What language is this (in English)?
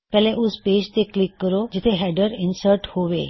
Punjabi